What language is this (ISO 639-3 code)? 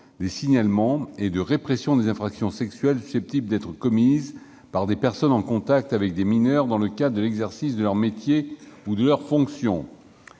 fra